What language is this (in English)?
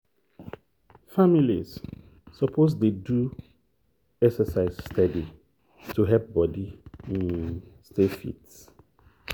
Nigerian Pidgin